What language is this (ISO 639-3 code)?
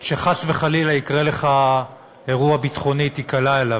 heb